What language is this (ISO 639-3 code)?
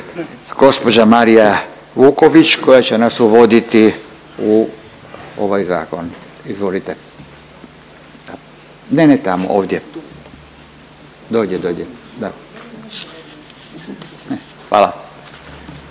hrv